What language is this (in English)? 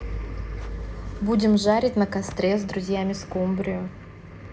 Russian